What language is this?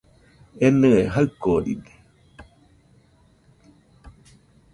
Nüpode Huitoto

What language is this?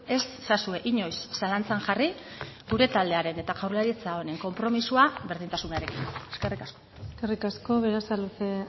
Basque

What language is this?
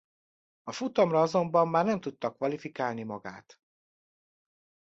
Hungarian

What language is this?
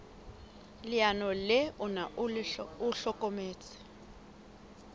Southern Sotho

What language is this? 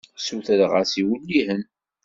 Kabyle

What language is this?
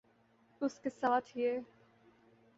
Urdu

